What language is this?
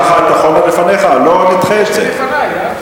Hebrew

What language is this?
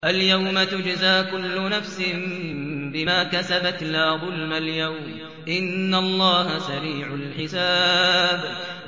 Arabic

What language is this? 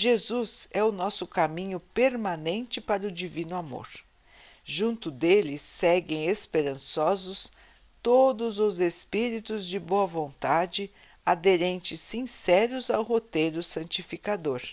Portuguese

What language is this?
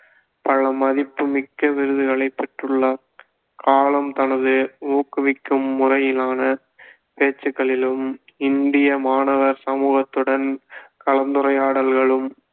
Tamil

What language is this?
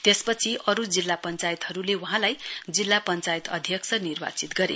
Nepali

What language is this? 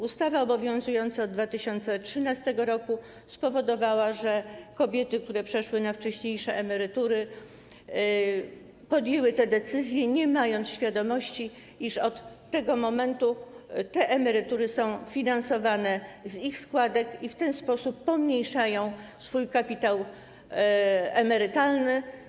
Polish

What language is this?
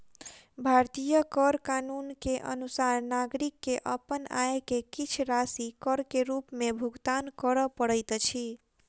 Maithili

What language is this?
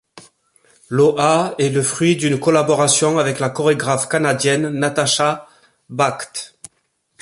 French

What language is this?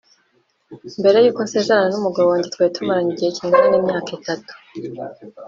Kinyarwanda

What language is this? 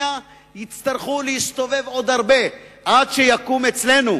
Hebrew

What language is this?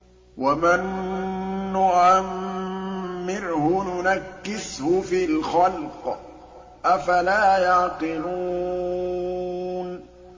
Arabic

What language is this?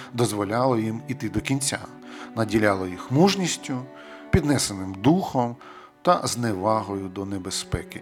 Ukrainian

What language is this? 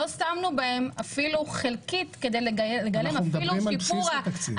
Hebrew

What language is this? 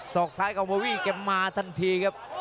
Thai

